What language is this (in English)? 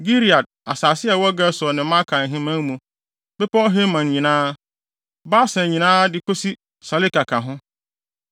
Akan